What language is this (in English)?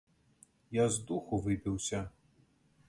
Belarusian